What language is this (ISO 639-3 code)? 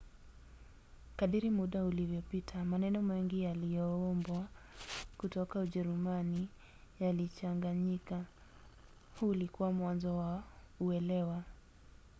swa